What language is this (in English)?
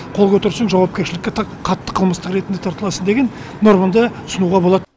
Kazakh